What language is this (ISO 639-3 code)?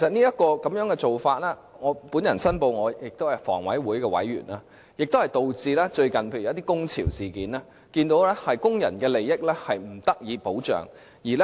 yue